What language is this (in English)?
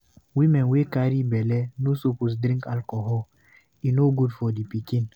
Nigerian Pidgin